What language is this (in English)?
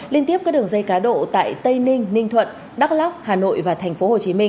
Vietnamese